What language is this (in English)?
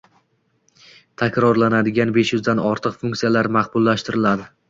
Uzbek